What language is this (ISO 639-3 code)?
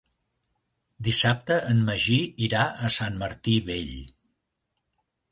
cat